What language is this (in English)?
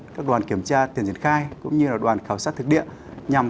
Vietnamese